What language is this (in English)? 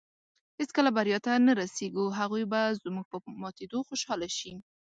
Pashto